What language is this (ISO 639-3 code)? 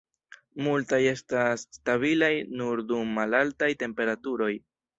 epo